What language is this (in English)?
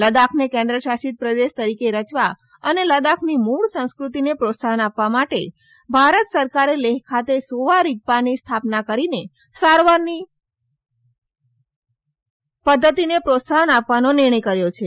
Gujarati